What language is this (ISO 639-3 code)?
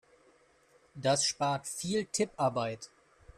deu